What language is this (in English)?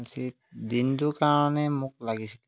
Assamese